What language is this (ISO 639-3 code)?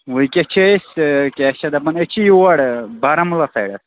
kas